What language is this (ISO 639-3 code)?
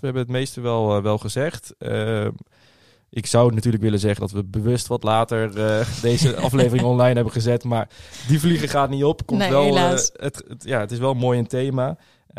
nld